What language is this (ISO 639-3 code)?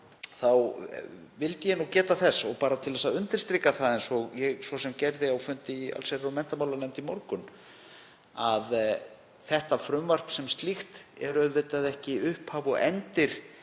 isl